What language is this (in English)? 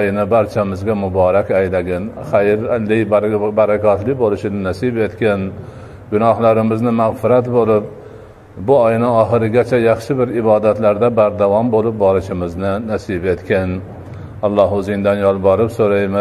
Turkish